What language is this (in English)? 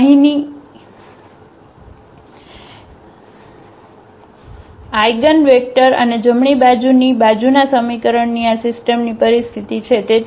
Gujarati